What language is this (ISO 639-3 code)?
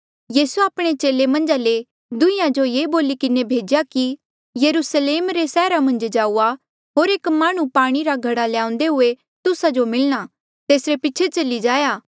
mjl